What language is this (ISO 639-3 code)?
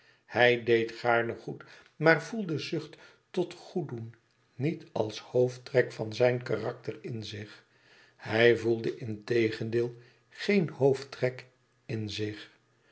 nld